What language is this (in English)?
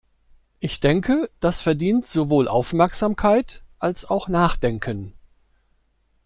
German